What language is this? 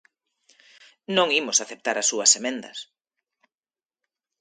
Galician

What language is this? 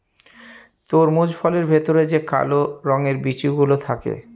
Bangla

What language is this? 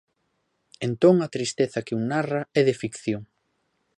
Galician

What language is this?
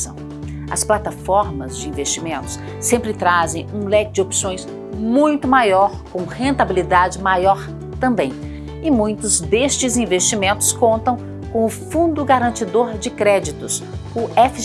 Portuguese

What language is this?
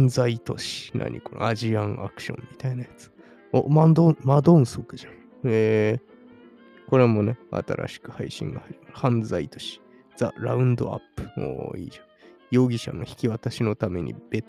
Japanese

